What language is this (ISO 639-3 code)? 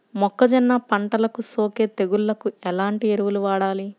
tel